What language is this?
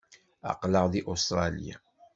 Kabyle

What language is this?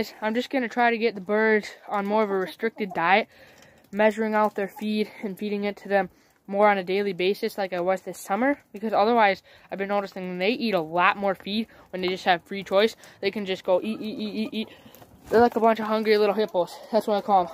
English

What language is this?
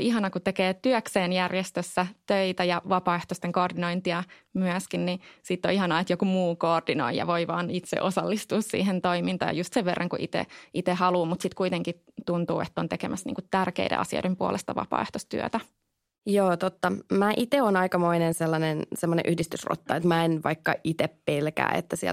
Finnish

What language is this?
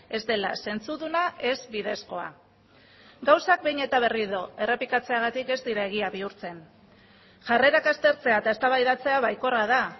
Basque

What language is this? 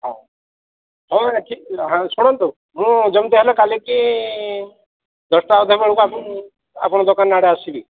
Odia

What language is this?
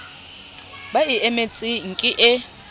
Southern Sotho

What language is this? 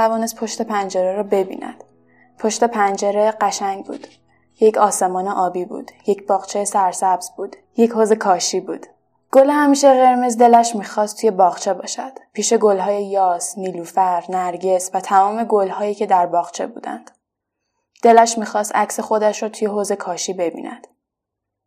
Persian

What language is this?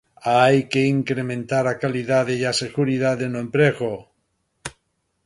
Galician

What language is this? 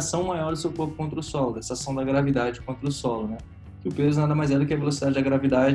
Portuguese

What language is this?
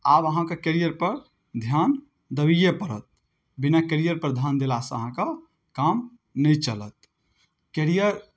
Maithili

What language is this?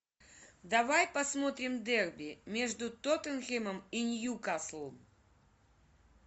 Russian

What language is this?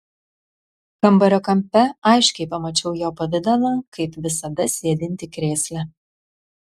Lithuanian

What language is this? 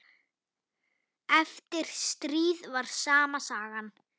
Icelandic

